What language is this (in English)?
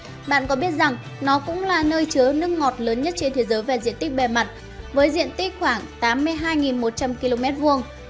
Vietnamese